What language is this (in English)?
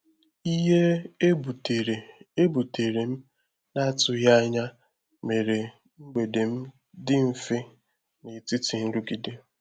Igbo